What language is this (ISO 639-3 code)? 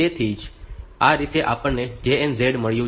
guj